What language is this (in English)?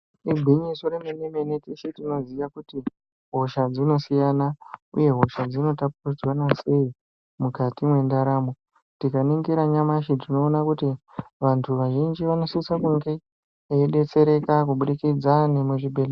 Ndau